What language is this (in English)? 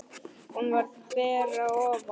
Icelandic